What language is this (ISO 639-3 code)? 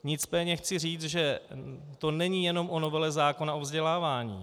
ces